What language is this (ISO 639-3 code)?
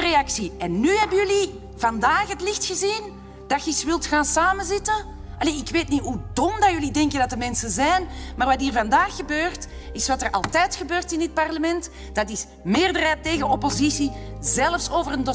nld